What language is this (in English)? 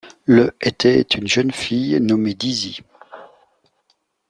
French